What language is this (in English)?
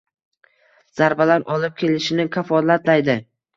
Uzbek